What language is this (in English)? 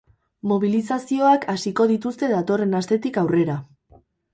Basque